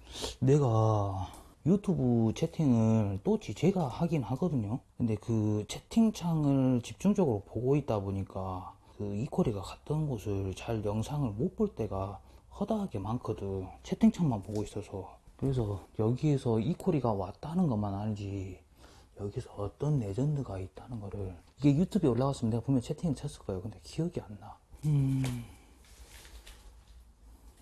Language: Korean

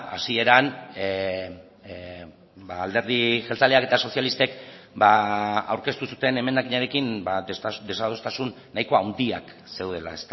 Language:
Basque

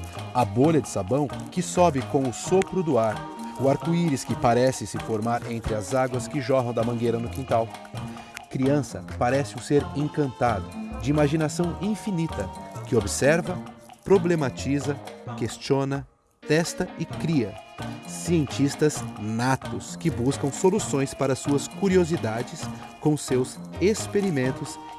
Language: Portuguese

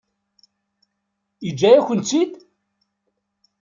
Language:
Kabyle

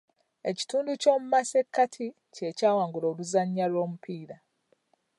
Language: Ganda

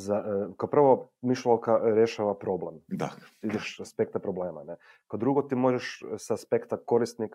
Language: Croatian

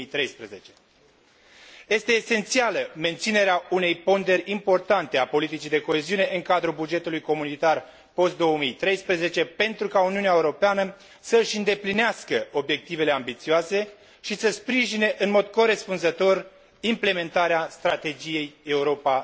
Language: Romanian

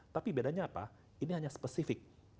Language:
Indonesian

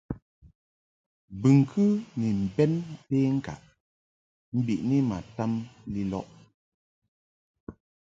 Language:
Mungaka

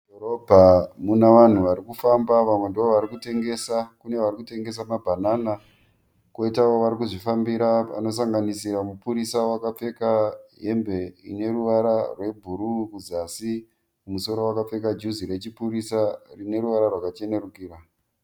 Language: Shona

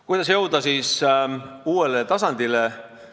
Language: Estonian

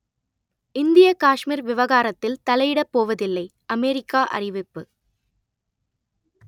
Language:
Tamil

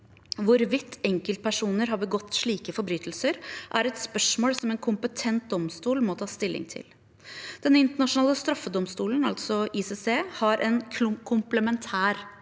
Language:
Norwegian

